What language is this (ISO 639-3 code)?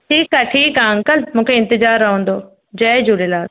snd